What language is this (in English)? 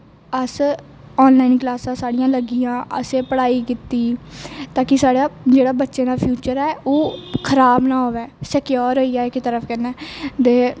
Dogri